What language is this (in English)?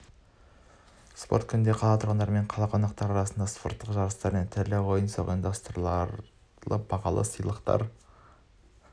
Kazakh